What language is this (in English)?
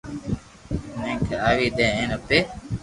Loarki